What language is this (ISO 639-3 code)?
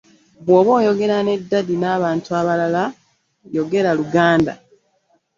lug